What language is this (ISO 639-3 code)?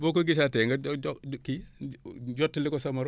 wol